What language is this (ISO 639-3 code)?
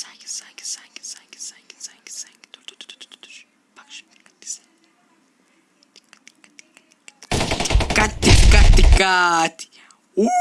tur